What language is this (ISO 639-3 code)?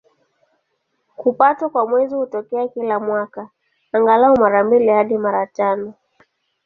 swa